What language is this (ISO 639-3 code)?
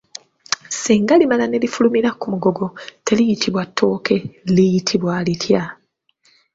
lug